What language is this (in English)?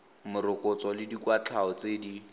Tswana